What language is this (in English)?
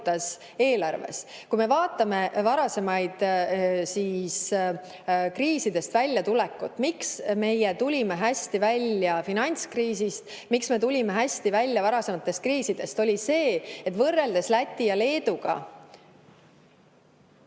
Estonian